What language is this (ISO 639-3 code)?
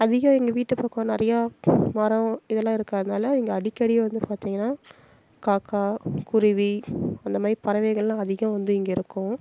tam